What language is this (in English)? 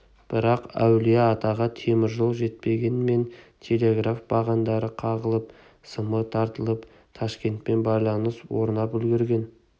Kazakh